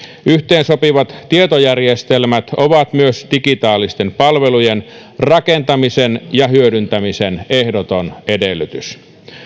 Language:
Finnish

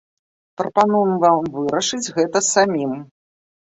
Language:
Belarusian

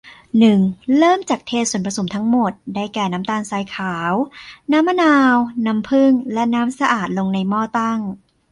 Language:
Thai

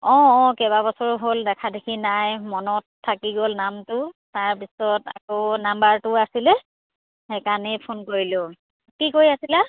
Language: Assamese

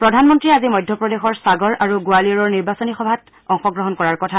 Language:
Assamese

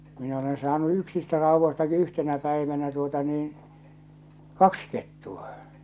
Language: Finnish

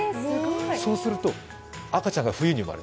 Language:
Japanese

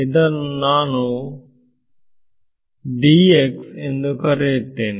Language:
Kannada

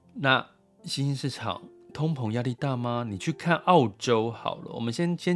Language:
Chinese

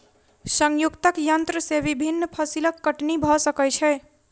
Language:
Maithili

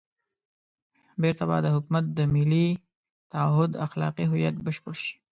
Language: Pashto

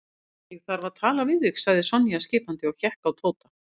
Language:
Icelandic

